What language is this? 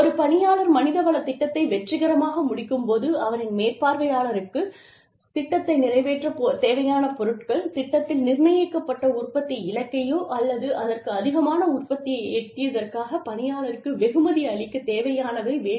Tamil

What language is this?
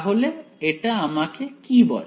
Bangla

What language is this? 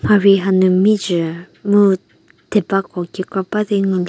Angami Naga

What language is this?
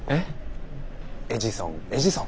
Japanese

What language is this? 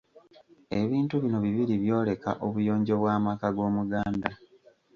Ganda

